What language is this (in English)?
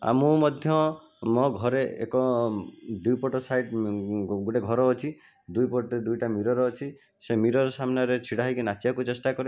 Odia